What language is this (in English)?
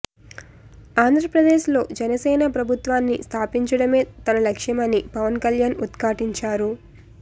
Telugu